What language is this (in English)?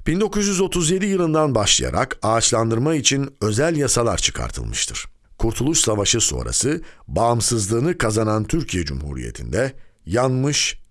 Turkish